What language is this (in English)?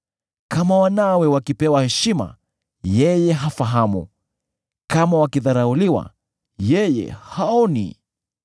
Swahili